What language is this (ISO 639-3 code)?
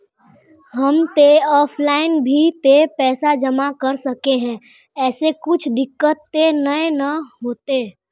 mag